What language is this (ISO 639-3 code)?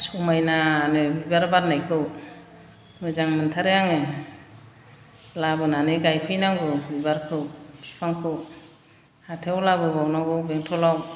brx